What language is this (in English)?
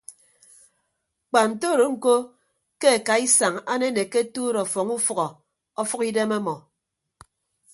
Ibibio